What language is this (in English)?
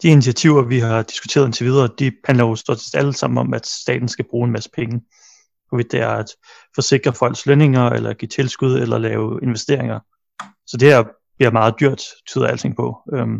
Danish